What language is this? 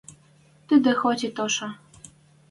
Western Mari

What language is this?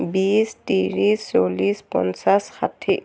Assamese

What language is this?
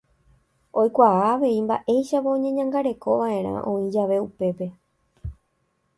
Guarani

